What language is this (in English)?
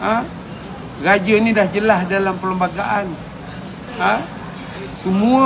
Malay